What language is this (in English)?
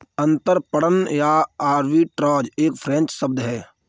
Hindi